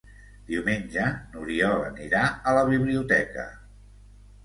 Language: Catalan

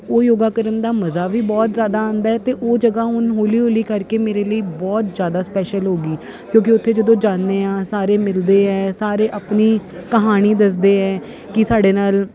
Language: Punjabi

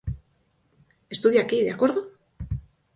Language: Galician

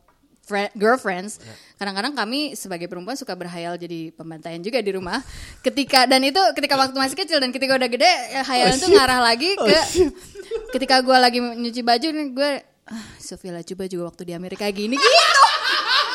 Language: Indonesian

